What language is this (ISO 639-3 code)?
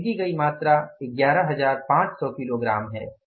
hin